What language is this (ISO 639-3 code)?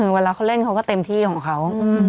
tha